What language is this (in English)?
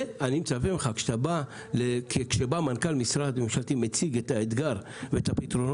Hebrew